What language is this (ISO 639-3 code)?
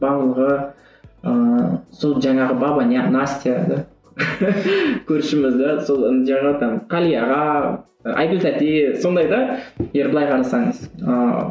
kaz